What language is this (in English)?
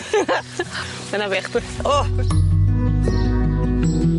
Welsh